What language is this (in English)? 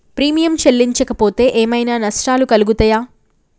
Telugu